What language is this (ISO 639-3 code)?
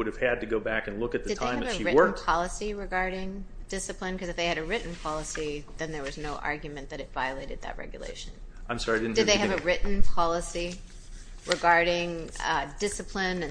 eng